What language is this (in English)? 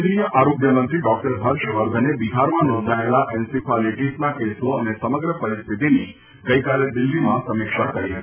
Gujarati